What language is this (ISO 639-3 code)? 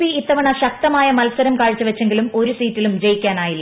mal